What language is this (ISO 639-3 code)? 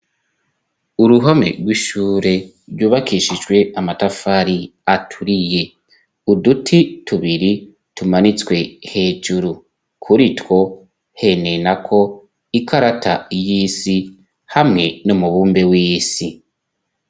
run